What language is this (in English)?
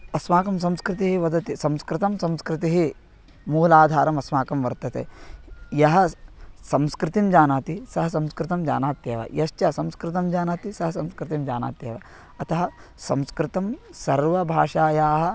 Sanskrit